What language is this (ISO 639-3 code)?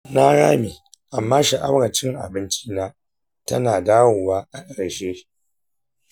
hau